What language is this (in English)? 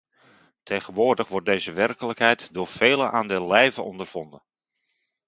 Dutch